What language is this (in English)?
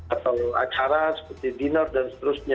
Indonesian